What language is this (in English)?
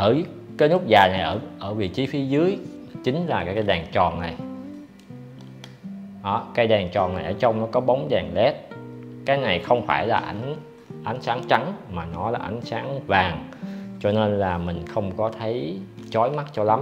Vietnamese